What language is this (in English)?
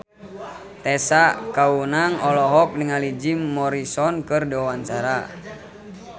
Sundanese